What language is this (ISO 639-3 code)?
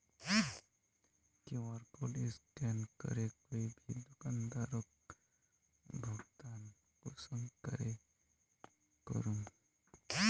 mag